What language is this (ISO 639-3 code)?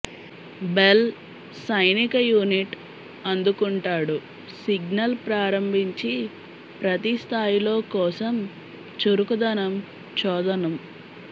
tel